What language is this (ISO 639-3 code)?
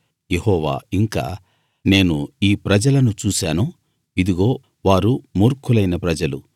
tel